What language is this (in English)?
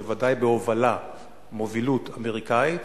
Hebrew